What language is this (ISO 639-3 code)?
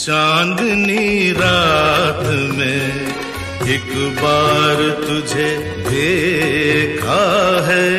hin